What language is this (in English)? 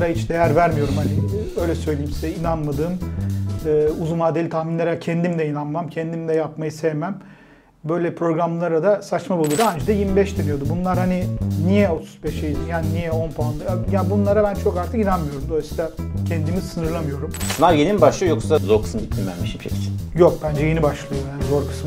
Turkish